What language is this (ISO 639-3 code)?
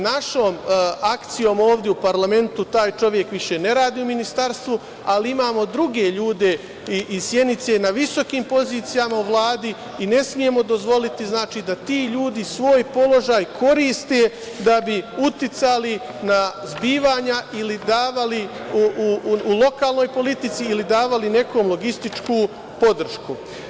srp